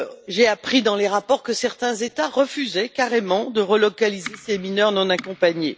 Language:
French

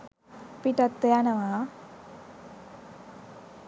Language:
Sinhala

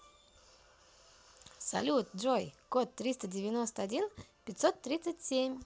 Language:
Russian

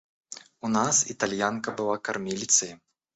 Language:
Russian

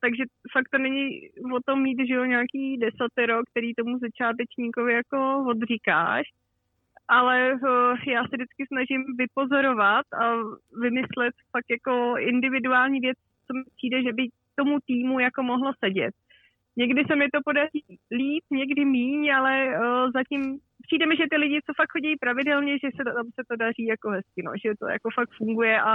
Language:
Czech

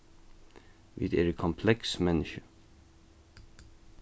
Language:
Faroese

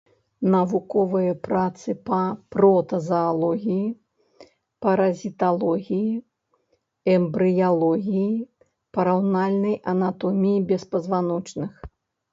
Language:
Belarusian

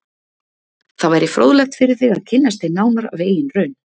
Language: Icelandic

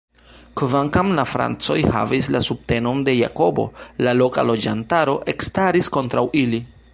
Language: Esperanto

